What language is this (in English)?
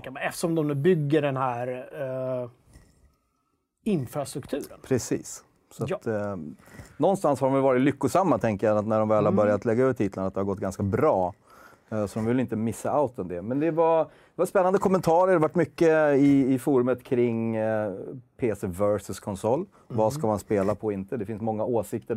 Swedish